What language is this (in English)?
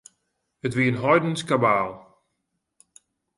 Western Frisian